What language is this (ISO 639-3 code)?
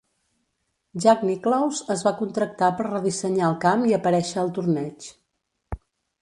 cat